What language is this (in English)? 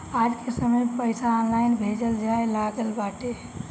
Bhojpuri